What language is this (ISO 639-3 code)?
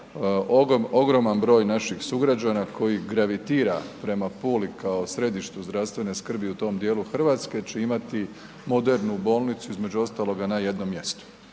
hrv